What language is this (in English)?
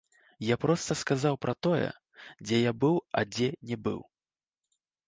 Belarusian